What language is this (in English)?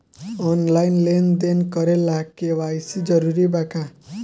Bhojpuri